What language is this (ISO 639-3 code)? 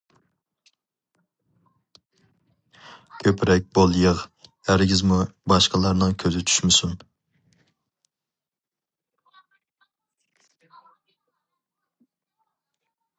uig